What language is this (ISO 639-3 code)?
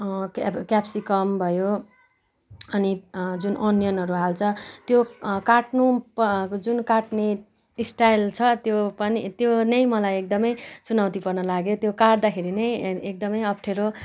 nep